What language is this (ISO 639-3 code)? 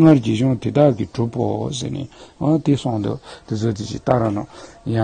tur